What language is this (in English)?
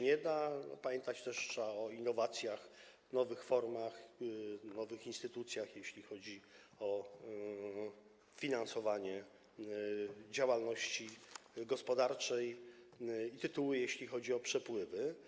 Polish